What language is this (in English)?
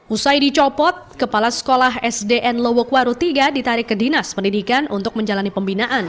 Indonesian